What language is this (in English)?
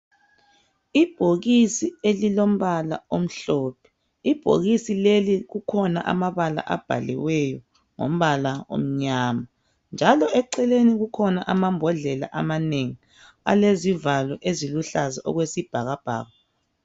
North Ndebele